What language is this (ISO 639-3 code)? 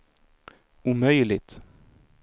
swe